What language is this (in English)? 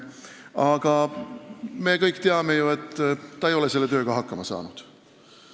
Estonian